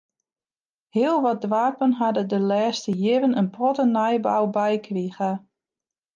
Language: Western Frisian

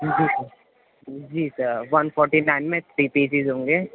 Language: Urdu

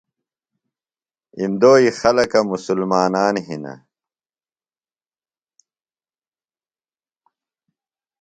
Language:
Phalura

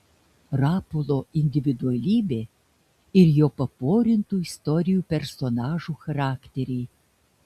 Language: Lithuanian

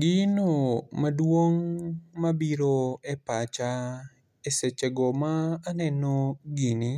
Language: Luo (Kenya and Tanzania)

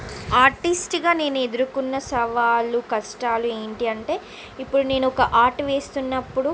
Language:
Telugu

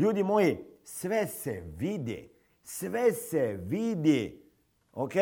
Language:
Croatian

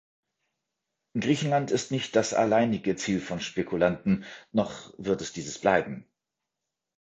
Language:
German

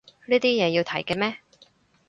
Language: Cantonese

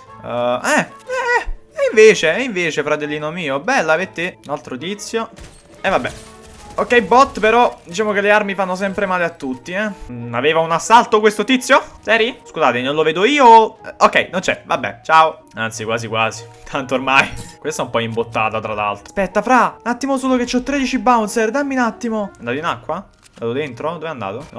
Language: Italian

